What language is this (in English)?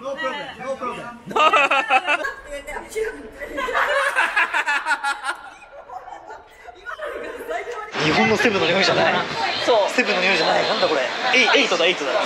Japanese